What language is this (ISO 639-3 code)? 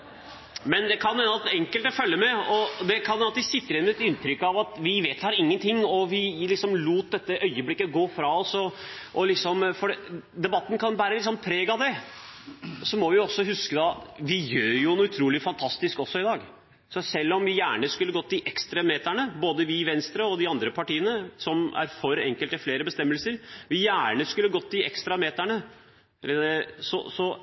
nob